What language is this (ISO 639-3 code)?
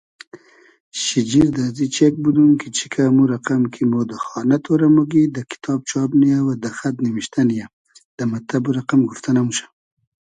haz